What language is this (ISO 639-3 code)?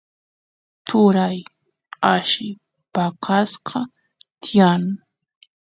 qus